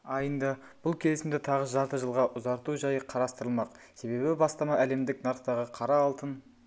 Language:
Kazakh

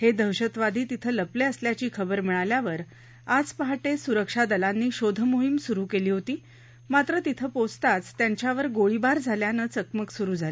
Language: Marathi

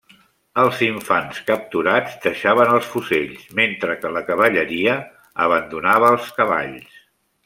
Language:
Catalan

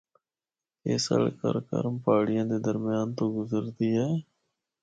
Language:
Northern Hindko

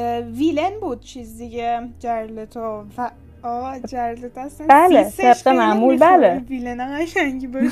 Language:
Persian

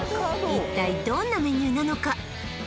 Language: Japanese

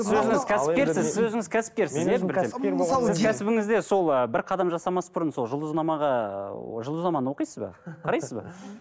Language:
Kazakh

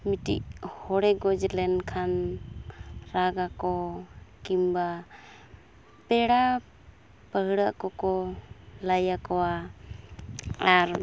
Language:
Santali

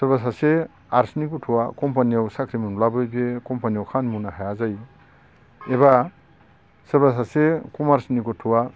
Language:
Bodo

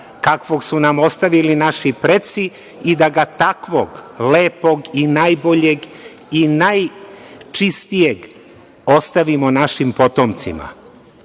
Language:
Serbian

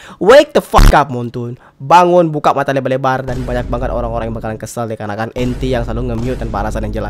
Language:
Indonesian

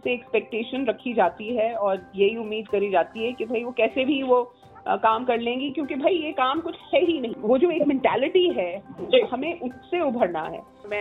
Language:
Hindi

